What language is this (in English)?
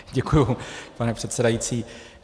Czech